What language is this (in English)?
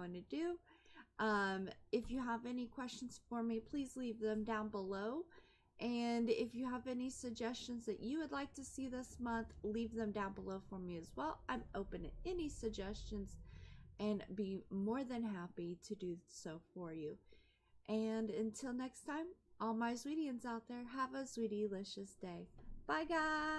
English